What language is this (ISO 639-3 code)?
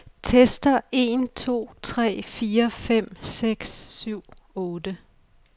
dan